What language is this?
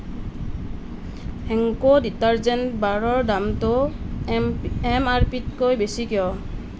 Assamese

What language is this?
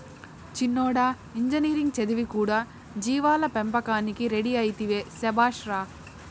Telugu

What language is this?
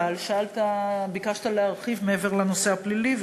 Hebrew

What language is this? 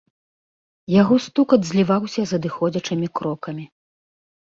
Belarusian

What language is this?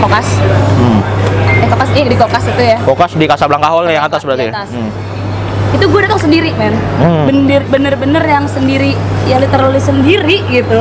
Indonesian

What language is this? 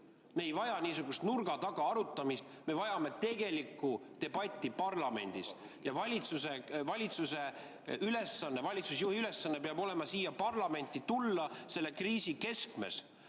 Estonian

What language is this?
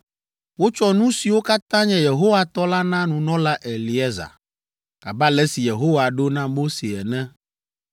Ewe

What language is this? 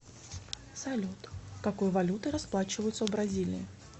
Russian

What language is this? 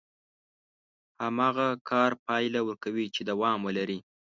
Pashto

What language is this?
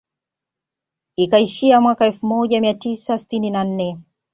Swahili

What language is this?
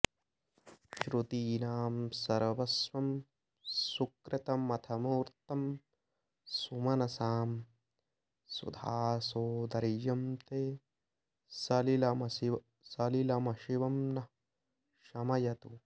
Sanskrit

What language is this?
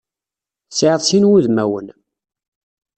Kabyle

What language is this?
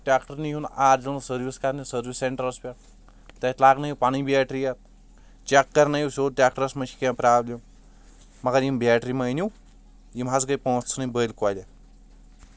Kashmiri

